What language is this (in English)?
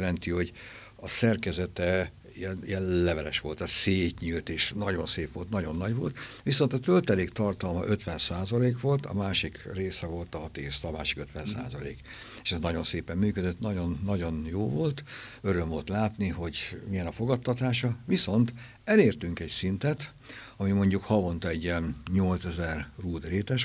Hungarian